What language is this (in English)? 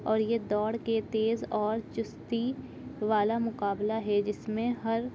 Urdu